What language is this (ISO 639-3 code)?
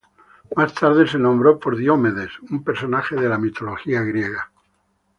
spa